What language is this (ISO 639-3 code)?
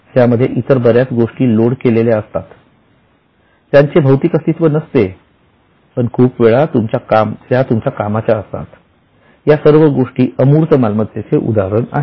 mar